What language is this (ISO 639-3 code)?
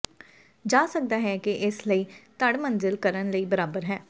pan